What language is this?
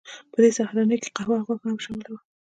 Pashto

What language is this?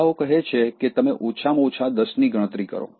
Gujarati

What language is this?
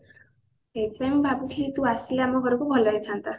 Odia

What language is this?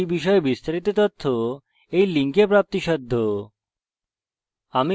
Bangla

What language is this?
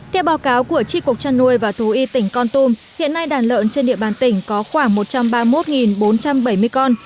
Vietnamese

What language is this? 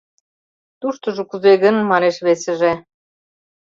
Mari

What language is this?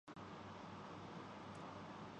Urdu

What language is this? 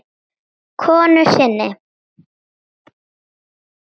Icelandic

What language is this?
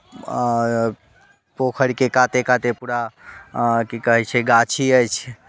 Maithili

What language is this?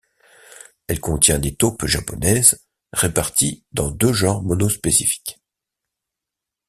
French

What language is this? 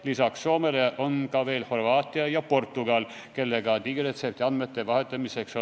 Estonian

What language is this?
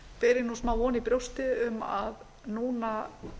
Icelandic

